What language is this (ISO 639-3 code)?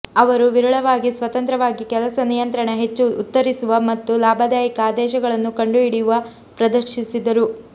kan